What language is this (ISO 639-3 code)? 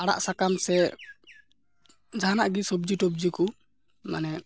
sat